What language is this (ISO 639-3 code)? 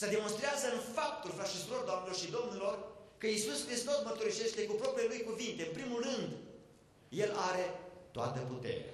ron